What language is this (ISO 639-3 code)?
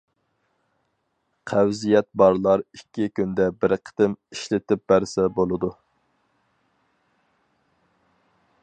uig